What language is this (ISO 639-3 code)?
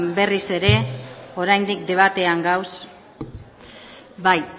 eus